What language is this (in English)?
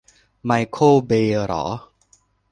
Thai